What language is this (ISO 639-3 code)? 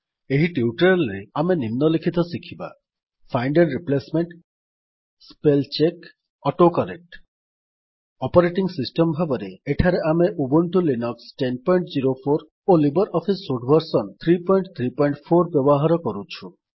ori